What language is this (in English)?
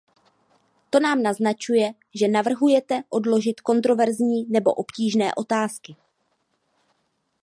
Czech